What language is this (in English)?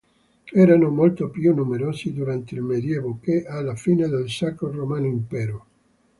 Italian